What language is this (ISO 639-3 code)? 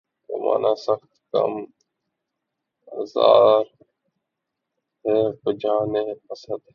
urd